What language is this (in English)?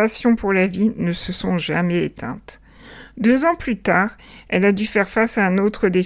French